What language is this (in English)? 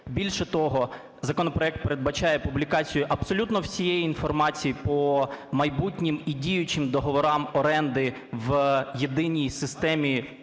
Ukrainian